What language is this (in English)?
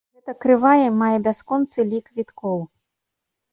Belarusian